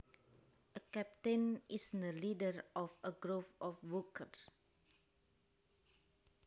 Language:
Javanese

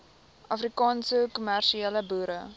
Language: Afrikaans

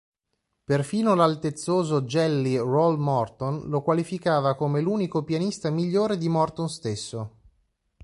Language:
Italian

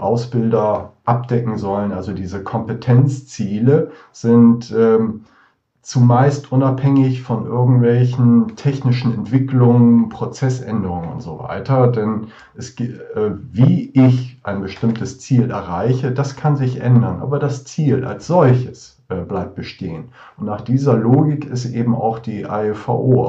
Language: German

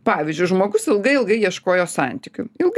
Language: Lithuanian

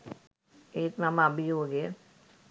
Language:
Sinhala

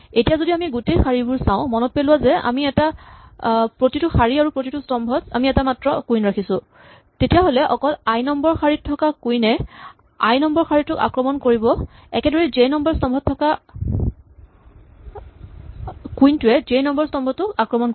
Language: Assamese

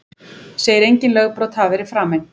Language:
Icelandic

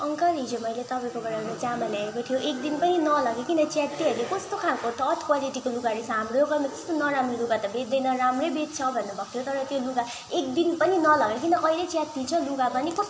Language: Nepali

